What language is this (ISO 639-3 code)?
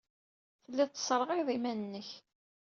kab